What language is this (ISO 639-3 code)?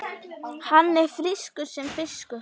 isl